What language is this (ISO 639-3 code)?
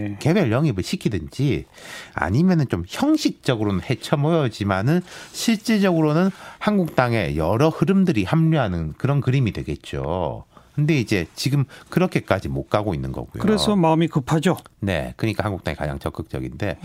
kor